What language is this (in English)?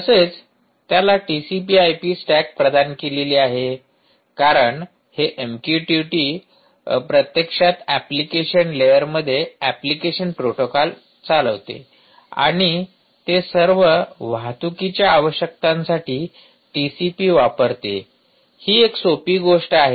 Marathi